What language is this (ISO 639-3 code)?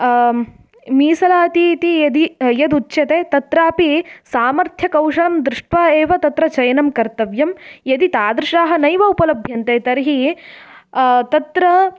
san